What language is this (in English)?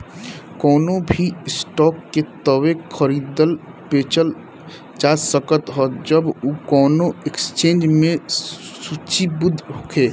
Bhojpuri